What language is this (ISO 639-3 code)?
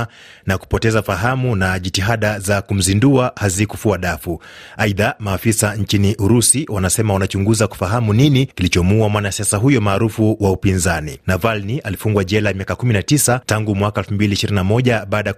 swa